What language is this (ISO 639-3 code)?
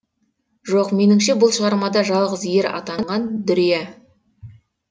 kaz